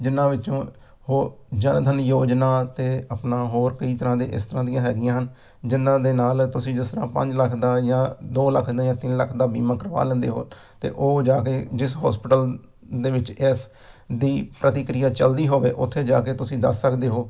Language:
Punjabi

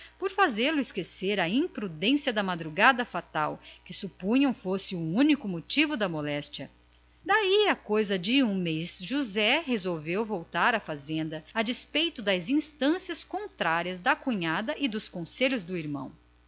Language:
Portuguese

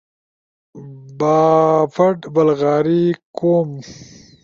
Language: Ushojo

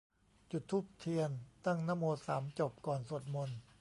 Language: Thai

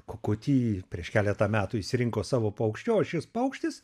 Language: Lithuanian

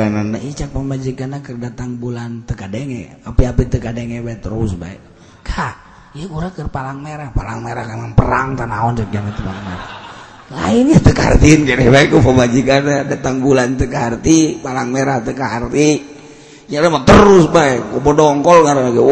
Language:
Indonesian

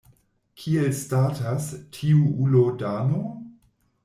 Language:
Esperanto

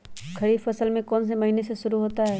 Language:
Magahi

